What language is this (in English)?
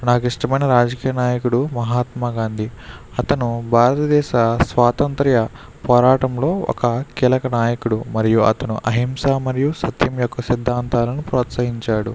Telugu